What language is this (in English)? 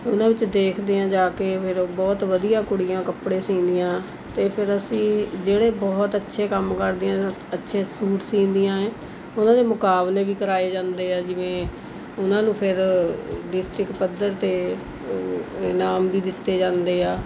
Punjabi